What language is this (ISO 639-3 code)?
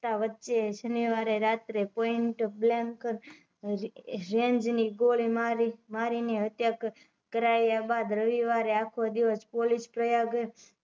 guj